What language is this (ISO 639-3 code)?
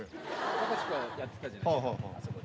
jpn